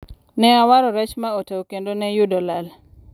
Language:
Luo (Kenya and Tanzania)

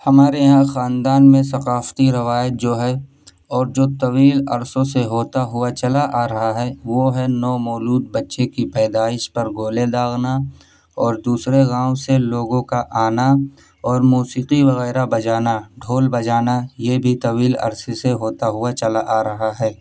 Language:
Urdu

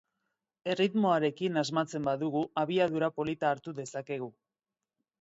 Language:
Basque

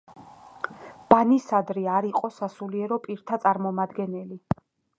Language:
Georgian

